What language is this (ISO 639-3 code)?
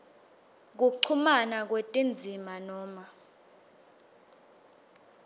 ssw